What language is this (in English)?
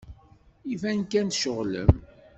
Kabyle